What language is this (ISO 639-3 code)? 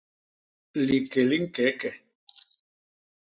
bas